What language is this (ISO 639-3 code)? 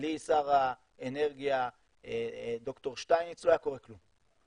heb